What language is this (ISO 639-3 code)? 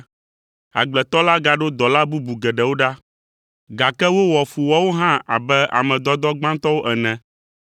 ewe